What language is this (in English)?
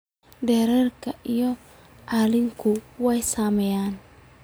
Somali